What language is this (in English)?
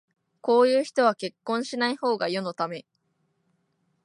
Japanese